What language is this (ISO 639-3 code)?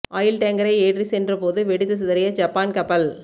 tam